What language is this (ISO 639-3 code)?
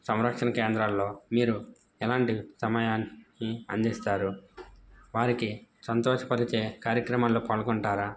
tel